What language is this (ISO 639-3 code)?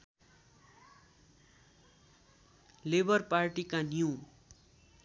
nep